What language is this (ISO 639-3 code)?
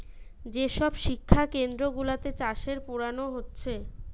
ben